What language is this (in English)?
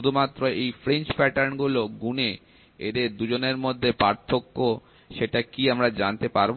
Bangla